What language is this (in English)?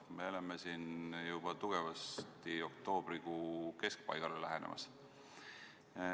Estonian